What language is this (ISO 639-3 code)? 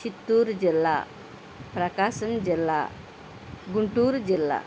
tel